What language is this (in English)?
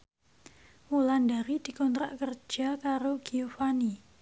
Javanese